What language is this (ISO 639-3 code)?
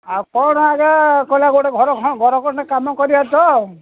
ori